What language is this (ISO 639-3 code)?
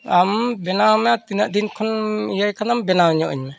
sat